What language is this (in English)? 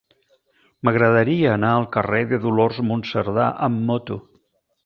Catalan